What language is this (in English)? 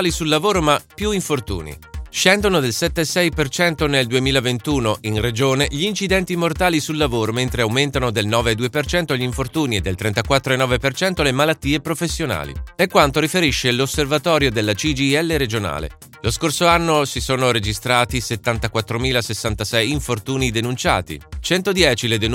Italian